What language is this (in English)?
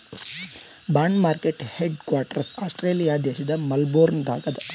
Kannada